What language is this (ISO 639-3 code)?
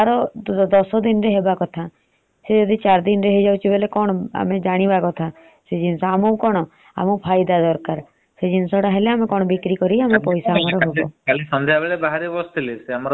ori